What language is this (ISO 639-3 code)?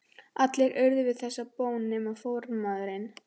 isl